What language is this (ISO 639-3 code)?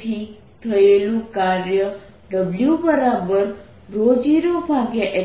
guj